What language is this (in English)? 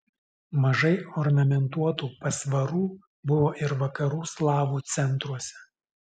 Lithuanian